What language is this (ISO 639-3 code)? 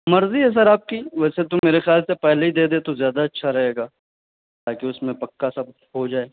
urd